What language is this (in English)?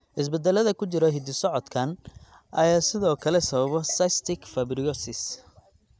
Somali